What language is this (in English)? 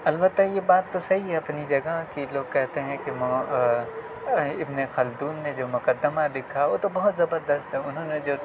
Urdu